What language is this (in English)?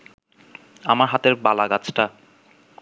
Bangla